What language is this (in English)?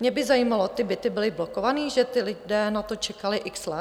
Czech